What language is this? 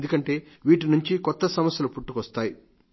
Telugu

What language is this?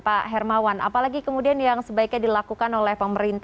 Indonesian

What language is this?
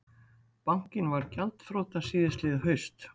Icelandic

